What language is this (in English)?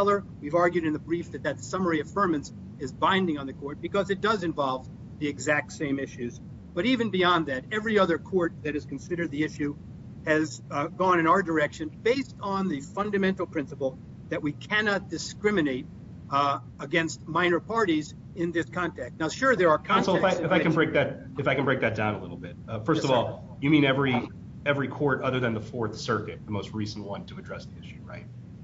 English